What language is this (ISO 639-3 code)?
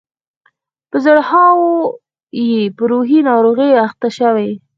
pus